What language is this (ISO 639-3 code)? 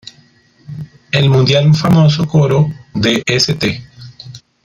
spa